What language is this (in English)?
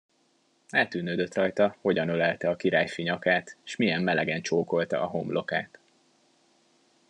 Hungarian